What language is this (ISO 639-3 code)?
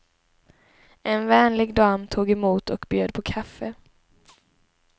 swe